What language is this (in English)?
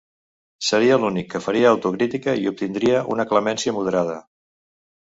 Catalan